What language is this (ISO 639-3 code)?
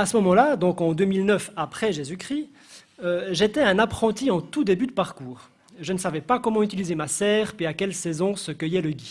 fra